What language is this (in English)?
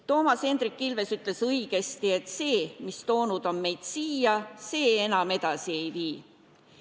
Estonian